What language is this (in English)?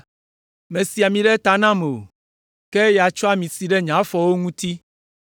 Ewe